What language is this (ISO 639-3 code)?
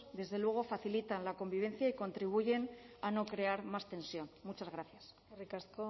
spa